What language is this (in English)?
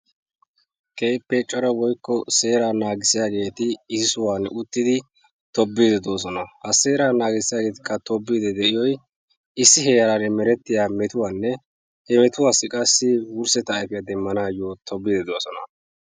Wolaytta